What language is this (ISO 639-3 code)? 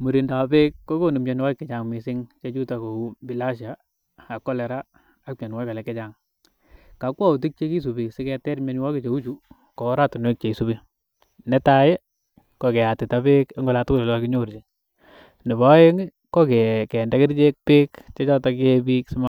kln